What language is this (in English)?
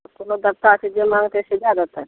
Maithili